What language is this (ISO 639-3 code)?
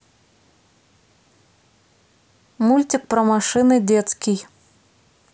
rus